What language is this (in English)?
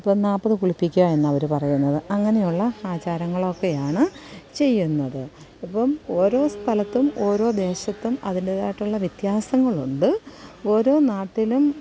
Malayalam